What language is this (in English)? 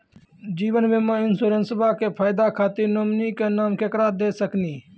Maithili